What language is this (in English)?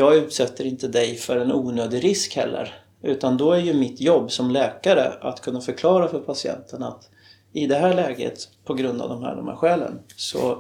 Swedish